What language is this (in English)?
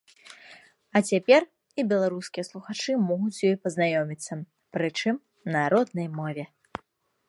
Belarusian